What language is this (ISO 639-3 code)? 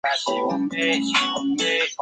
zho